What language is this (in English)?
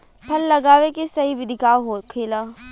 Bhojpuri